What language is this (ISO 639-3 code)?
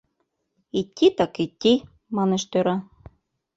chm